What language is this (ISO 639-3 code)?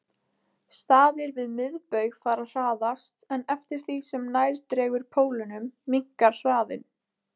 isl